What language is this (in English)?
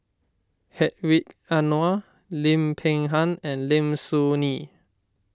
English